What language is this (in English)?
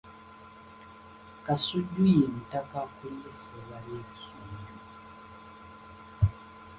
Ganda